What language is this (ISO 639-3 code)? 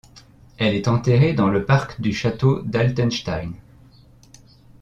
fra